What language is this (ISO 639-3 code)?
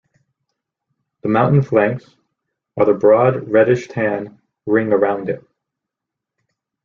eng